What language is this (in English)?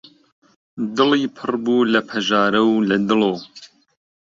Central Kurdish